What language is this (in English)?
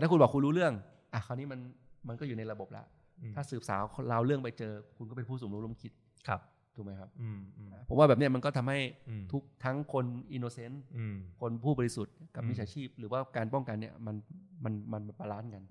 Thai